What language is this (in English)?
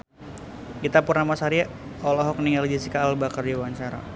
Sundanese